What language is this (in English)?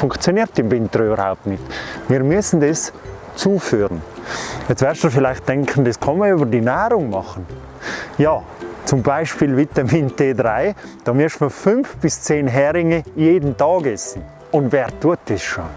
German